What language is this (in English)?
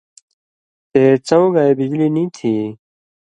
Indus Kohistani